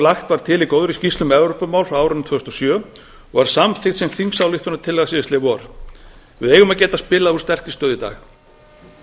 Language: Icelandic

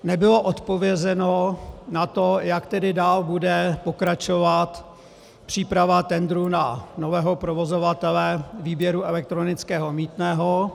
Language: Czech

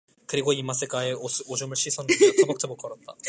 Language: Korean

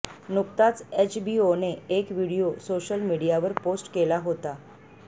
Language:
Marathi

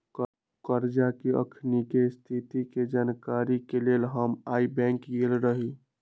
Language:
Magahi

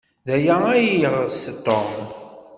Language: Kabyle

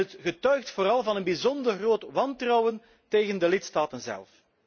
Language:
Dutch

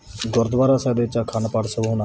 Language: Punjabi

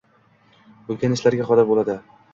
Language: Uzbek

